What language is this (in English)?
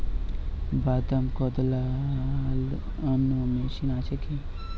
Bangla